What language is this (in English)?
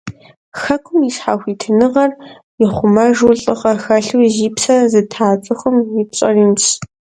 Kabardian